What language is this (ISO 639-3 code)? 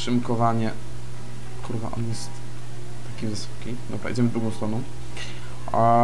pol